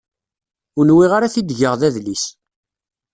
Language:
Kabyle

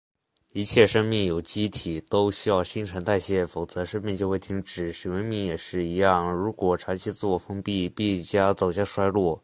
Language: Chinese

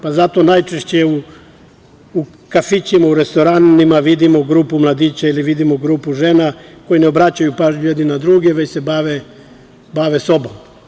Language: Serbian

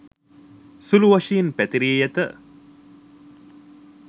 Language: Sinhala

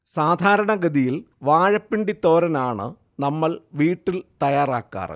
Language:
Malayalam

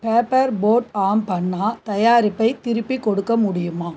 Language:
Tamil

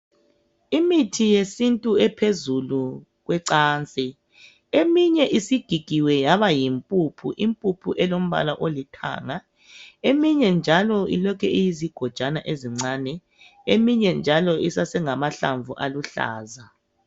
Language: North Ndebele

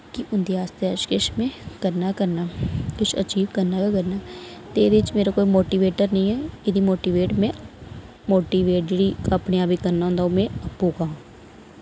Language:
Dogri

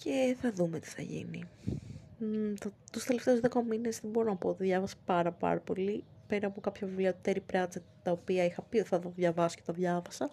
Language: Greek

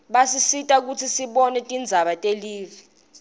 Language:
Swati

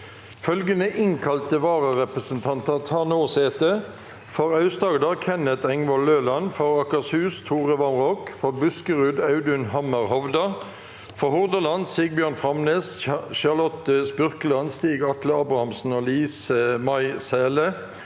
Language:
Norwegian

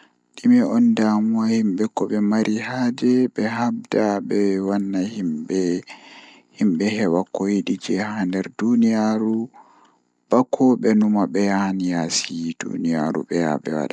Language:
Fula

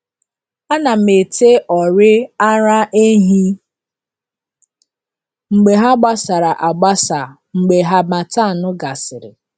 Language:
Igbo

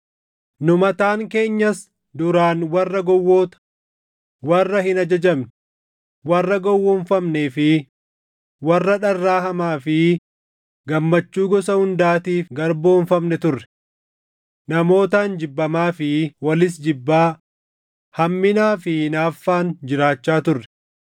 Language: Oromo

